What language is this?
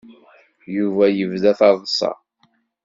Kabyle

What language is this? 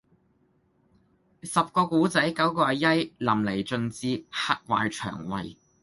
Cantonese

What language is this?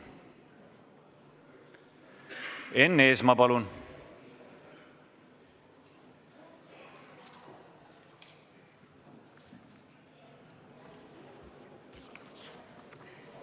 Estonian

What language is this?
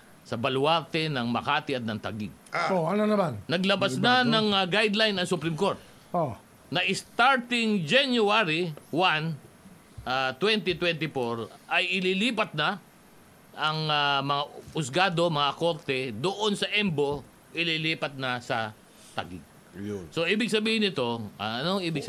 Filipino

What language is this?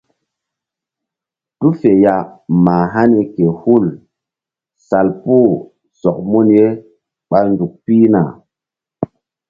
Mbum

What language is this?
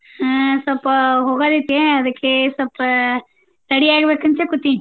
Kannada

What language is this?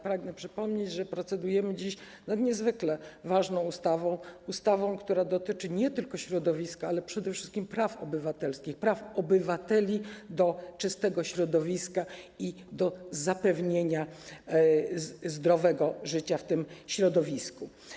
Polish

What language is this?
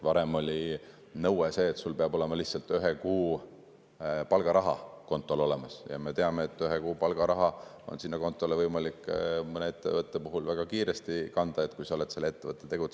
Estonian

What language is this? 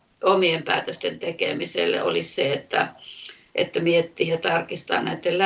Finnish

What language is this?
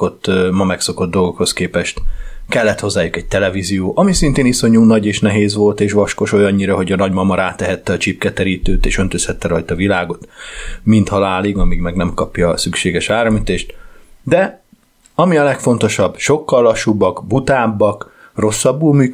Hungarian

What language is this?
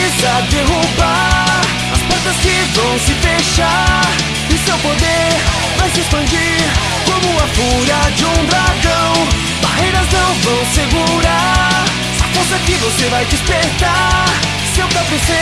Portuguese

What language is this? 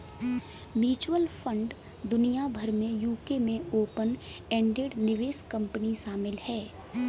Hindi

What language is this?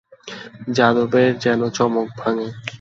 Bangla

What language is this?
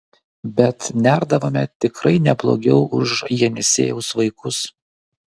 Lithuanian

